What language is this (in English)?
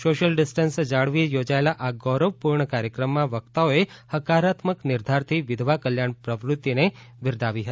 Gujarati